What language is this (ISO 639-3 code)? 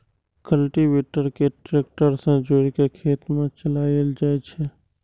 mai